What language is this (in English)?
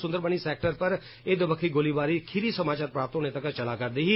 Dogri